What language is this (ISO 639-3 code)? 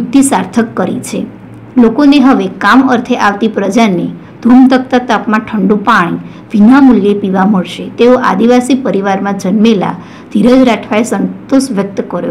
guj